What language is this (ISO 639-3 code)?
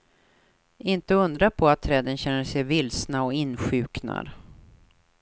swe